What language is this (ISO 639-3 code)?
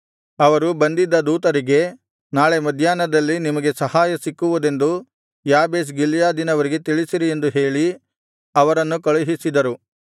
kan